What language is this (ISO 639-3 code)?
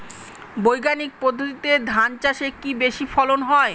ben